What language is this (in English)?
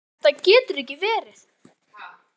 Icelandic